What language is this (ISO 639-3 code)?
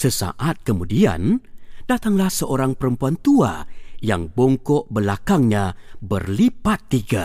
msa